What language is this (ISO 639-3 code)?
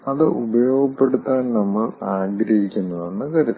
mal